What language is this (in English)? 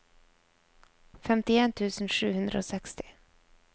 Norwegian